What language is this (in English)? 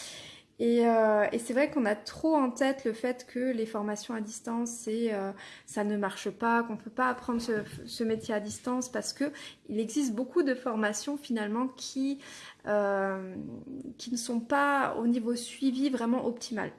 French